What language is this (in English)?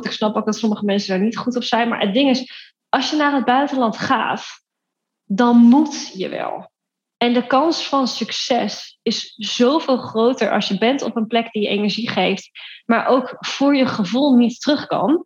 Dutch